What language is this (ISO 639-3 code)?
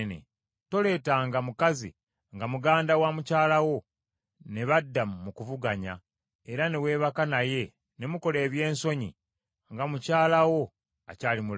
lug